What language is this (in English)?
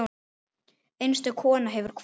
Icelandic